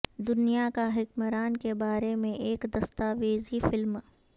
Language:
Urdu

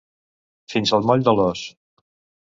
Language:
Catalan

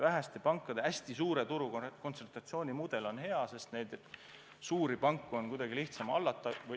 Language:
Estonian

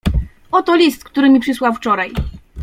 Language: Polish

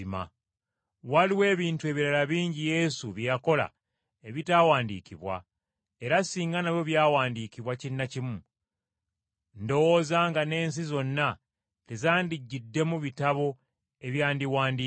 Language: Ganda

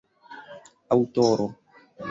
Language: Esperanto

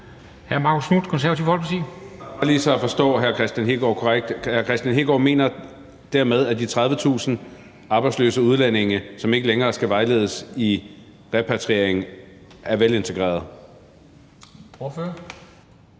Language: Danish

